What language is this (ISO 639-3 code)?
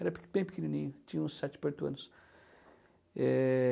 por